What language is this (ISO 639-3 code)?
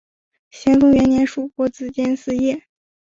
zho